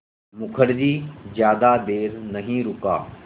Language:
Hindi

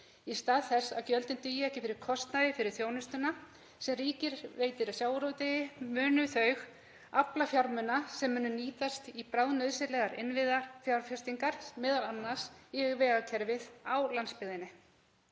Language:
Icelandic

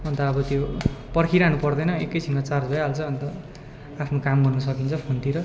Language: Nepali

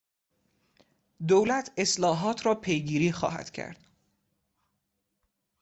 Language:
Persian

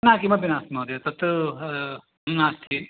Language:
Sanskrit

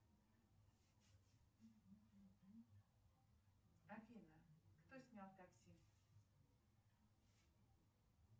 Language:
Russian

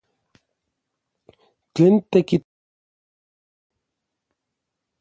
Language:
Orizaba Nahuatl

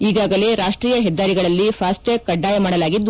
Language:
Kannada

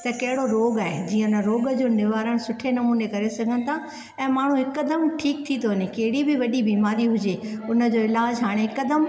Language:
Sindhi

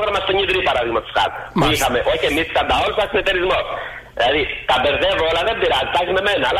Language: Greek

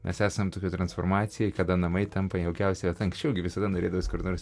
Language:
Lithuanian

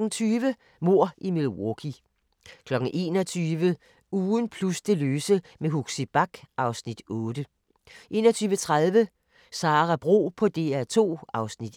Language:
Danish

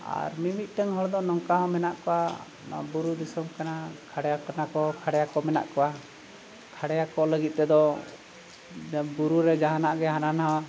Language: Santali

